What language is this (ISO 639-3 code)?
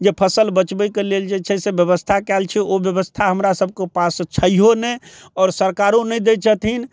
mai